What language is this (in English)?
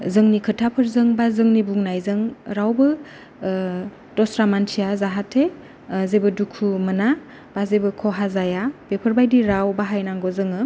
Bodo